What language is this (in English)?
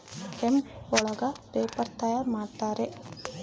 Kannada